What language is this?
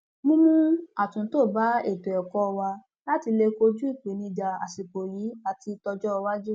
Yoruba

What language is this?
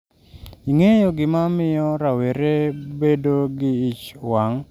Luo (Kenya and Tanzania)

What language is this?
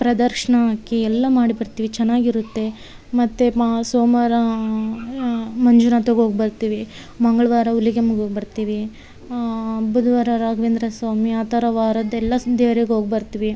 Kannada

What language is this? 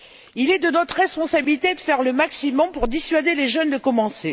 French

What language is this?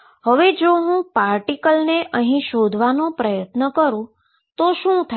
Gujarati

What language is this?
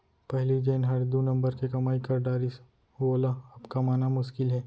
Chhattisgarhi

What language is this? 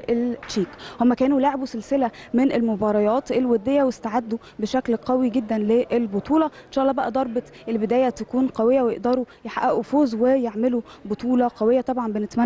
Arabic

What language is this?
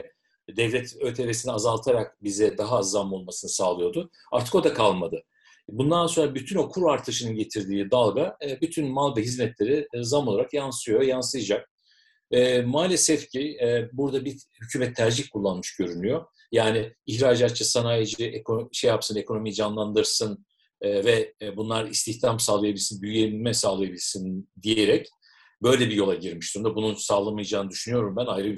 Turkish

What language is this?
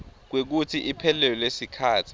Swati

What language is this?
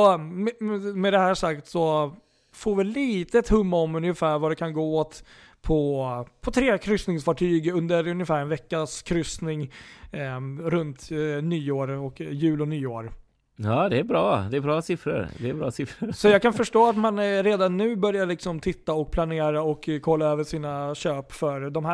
Swedish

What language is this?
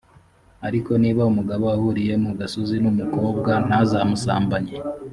Kinyarwanda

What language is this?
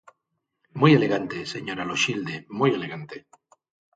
Galician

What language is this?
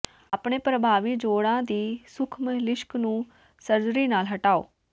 Punjabi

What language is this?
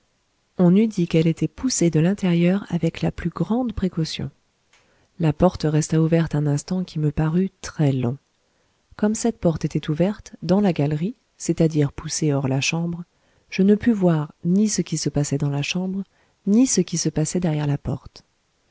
French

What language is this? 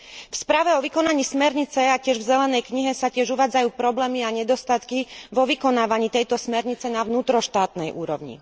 Slovak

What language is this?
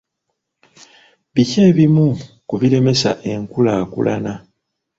Ganda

